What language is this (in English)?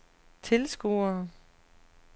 Danish